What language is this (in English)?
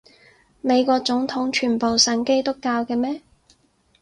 Cantonese